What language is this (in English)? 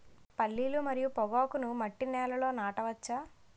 Telugu